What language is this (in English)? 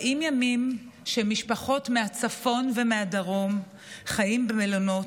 Hebrew